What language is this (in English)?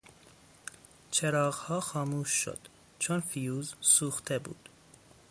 Persian